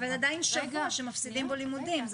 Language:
Hebrew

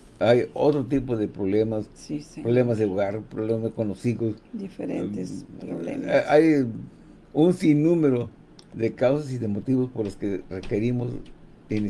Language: Spanish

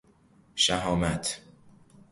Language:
Persian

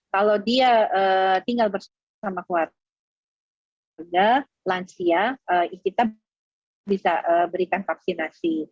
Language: Indonesian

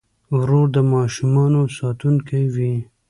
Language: Pashto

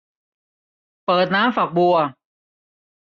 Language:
Thai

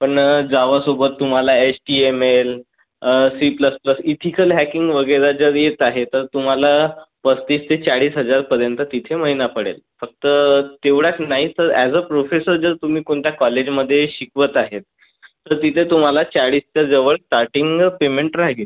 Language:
Marathi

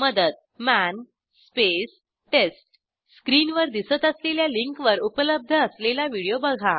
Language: Marathi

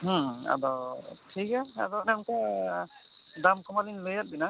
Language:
Santali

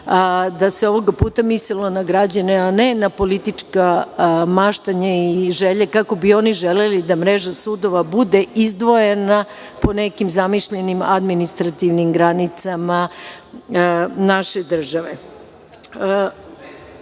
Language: Serbian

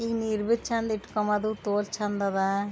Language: Kannada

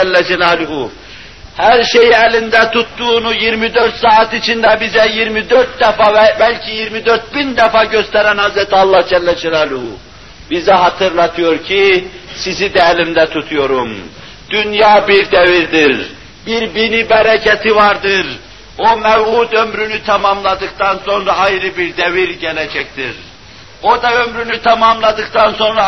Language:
Turkish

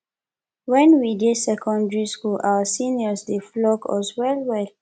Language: Nigerian Pidgin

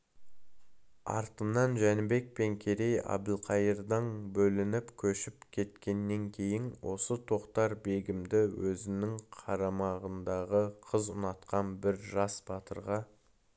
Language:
Kazakh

